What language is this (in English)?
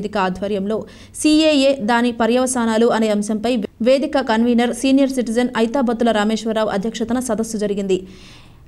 Telugu